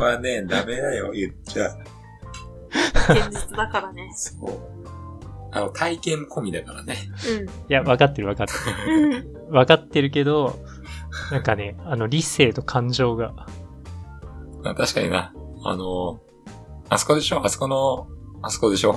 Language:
Japanese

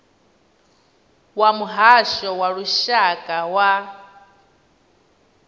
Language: Venda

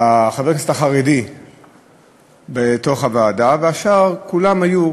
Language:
Hebrew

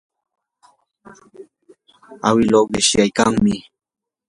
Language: Yanahuanca Pasco Quechua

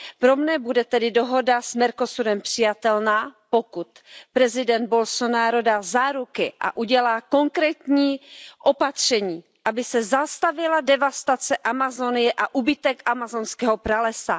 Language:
Czech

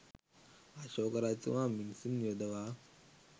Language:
Sinhala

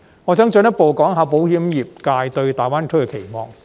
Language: Cantonese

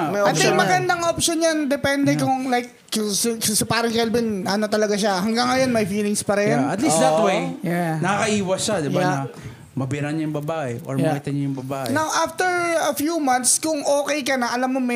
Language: Filipino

